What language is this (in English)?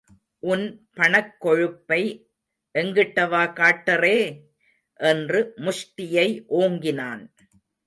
Tamil